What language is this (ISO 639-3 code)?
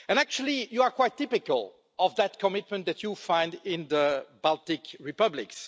eng